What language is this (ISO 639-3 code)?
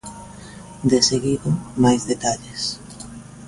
glg